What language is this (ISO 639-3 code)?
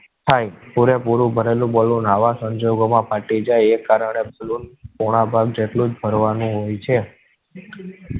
guj